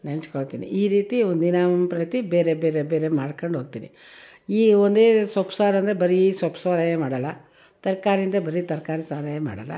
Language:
Kannada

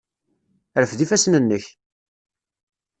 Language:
Kabyle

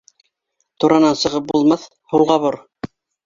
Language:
Bashkir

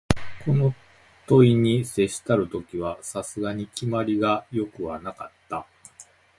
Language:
Japanese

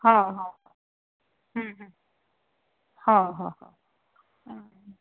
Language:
Sindhi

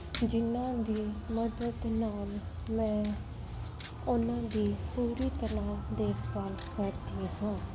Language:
Punjabi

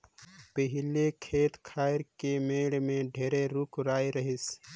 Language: Chhattisgarhi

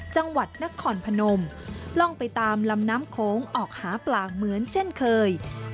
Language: Thai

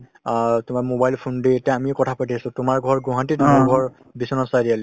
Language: Assamese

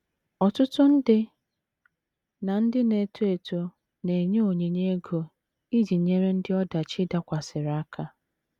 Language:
Igbo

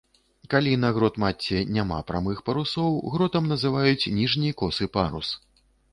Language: Belarusian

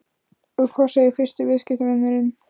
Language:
Icelandic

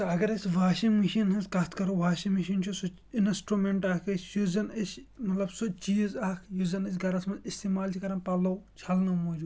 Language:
Kashmiri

